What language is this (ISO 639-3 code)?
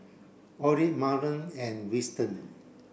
eng